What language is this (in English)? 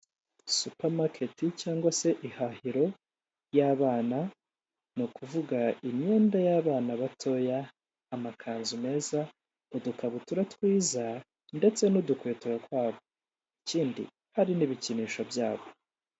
Kinyarwanda